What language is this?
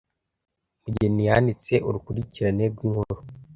Kinyarwanda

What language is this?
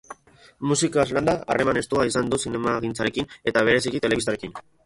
Basque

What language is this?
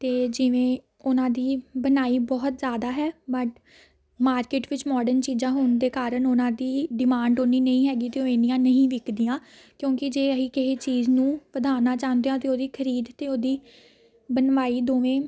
Punjabi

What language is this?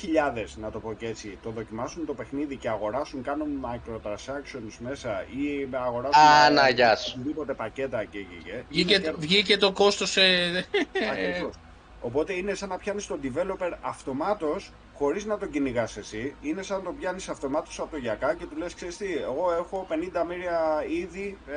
Greek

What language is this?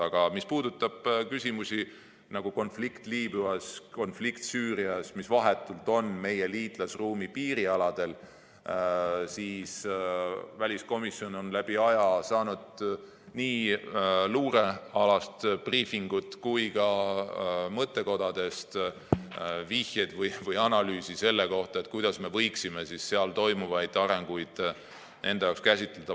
Estonian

